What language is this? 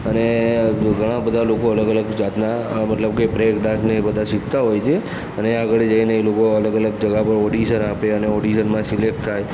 Gujarati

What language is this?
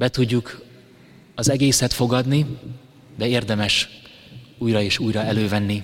Hungarian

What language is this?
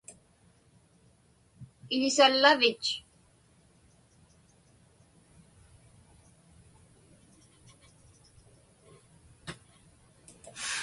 Inupiaq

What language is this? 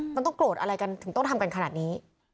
Thai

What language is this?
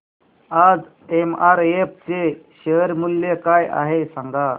Marathi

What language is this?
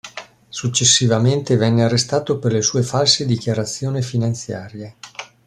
Italian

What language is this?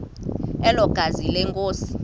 Xhosa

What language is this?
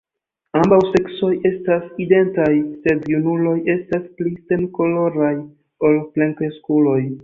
Esperanto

